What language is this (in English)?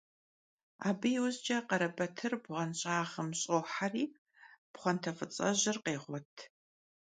Kabardian